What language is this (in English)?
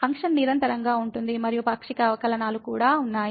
Telugu